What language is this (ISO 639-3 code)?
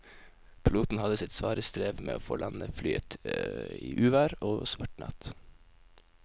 nor